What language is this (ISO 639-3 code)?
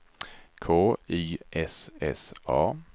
swe